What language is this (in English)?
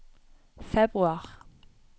Norwegian